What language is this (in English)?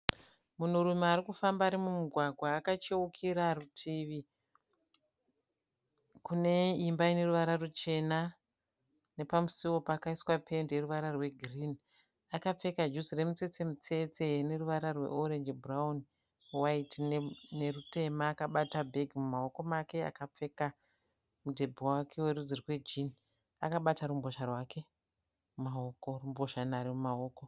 Shona